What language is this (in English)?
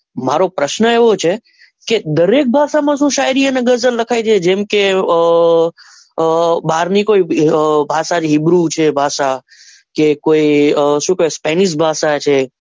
Gujarati